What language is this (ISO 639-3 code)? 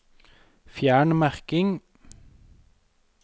nor